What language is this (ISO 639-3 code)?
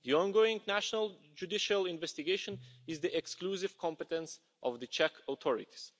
eng